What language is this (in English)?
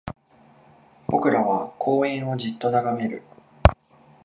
Japanese